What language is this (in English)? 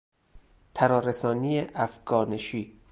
Persian